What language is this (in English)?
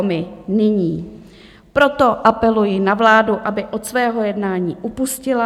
Czech